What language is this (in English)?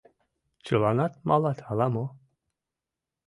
Mari